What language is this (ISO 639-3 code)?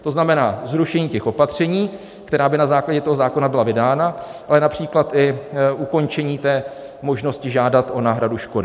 ces